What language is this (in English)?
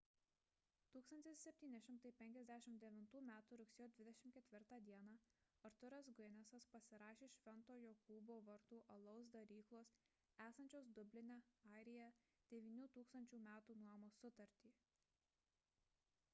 Lithuanian